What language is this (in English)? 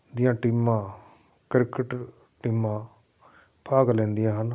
Punjabi